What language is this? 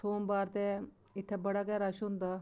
Dogri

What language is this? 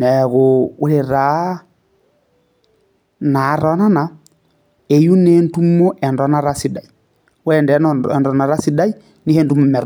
Masai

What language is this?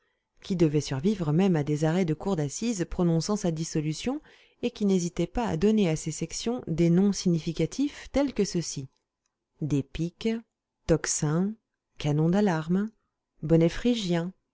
French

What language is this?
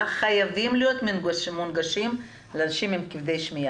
Hebrew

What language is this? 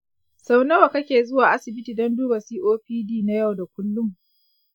Hausa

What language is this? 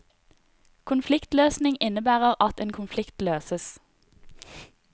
Norwegian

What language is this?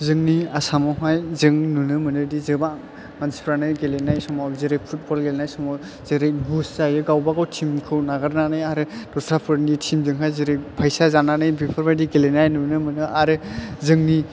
Bodo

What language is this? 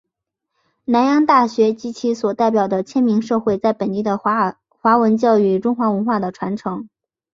Chinese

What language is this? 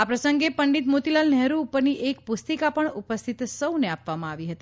Gujarati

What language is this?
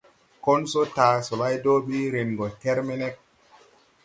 Tupuri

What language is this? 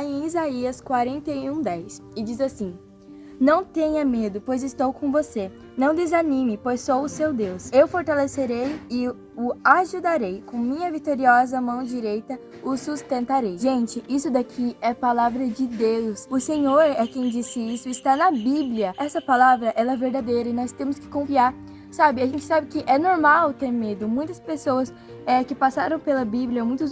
Portuguese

